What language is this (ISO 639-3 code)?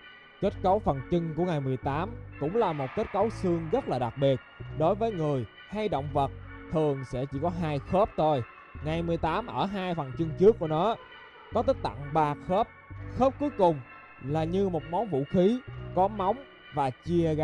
vie